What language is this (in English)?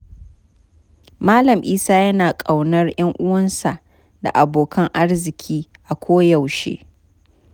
Hausa